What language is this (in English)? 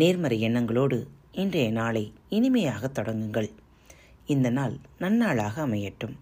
Tamil